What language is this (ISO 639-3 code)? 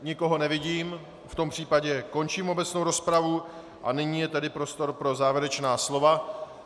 ces